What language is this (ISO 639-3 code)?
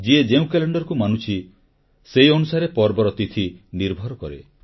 ori